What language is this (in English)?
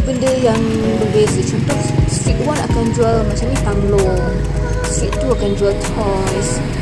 Malay